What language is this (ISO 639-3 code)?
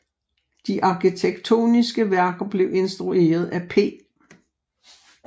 dan